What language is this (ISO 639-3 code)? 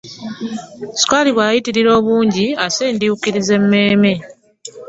lug